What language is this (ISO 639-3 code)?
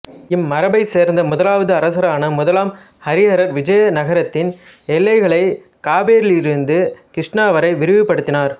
tam